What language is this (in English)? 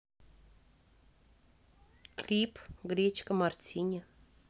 Russian